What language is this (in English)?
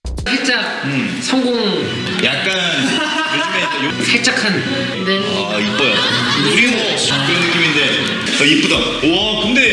Korean